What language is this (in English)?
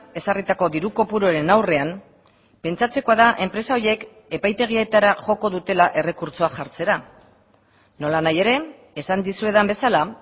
Basque